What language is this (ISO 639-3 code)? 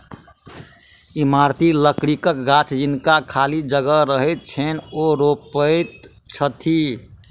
mai